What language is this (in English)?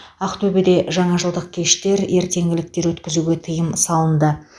Kazakh